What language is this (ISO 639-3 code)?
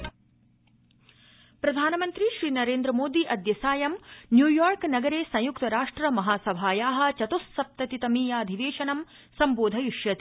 san